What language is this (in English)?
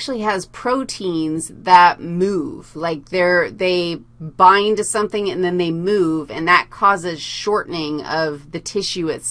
English